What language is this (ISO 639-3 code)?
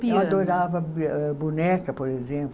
por